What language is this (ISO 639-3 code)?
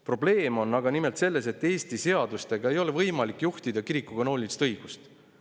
est